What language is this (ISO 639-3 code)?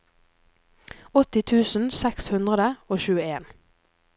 nor